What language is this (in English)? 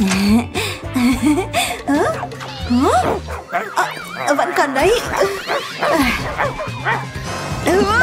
Vietnamese